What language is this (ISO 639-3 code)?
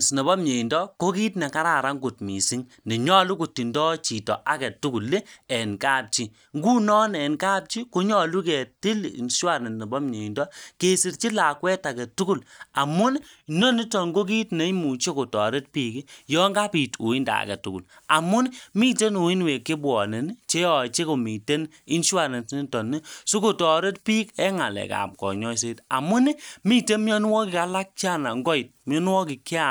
kln